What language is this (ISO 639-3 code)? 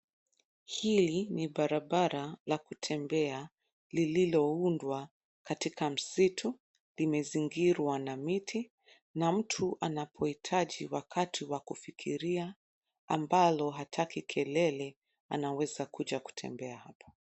swa